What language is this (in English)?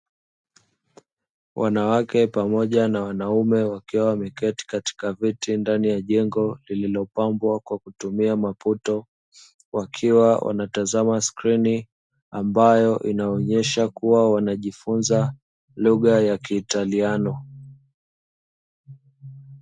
Swahili